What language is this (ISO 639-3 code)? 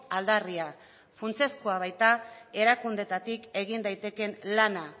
eus